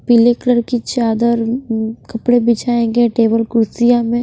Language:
Hindi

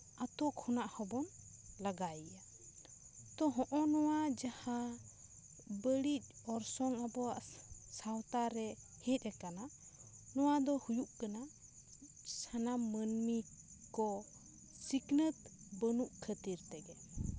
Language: Santali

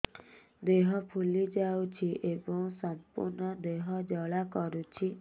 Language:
Odia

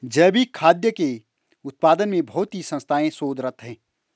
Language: Hindi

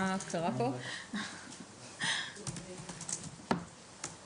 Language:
Hebrew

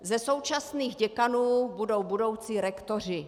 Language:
Czech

